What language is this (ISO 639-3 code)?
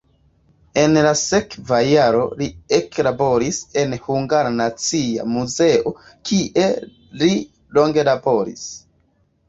epo